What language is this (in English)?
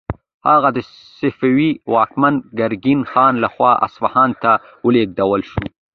Pashto